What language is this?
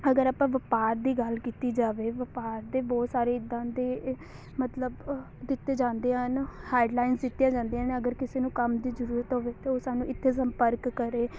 Punjabi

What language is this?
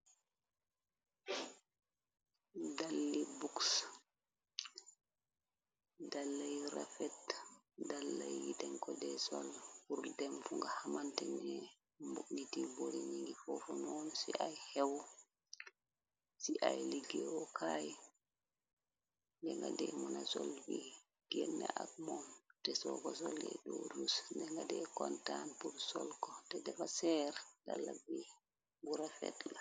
Wolof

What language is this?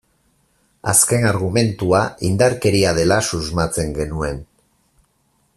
Basque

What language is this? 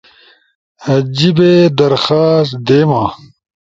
Ushojo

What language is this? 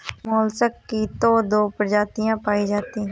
Hindi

